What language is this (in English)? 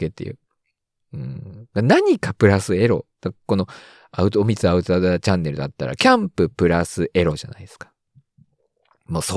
Japanese